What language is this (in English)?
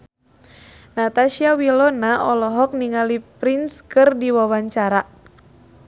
Sundanese